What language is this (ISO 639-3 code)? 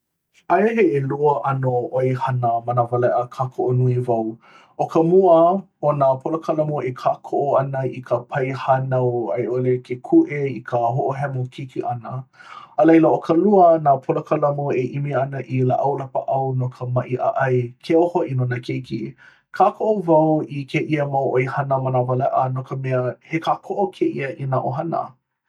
haw